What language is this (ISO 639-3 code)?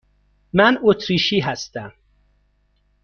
fas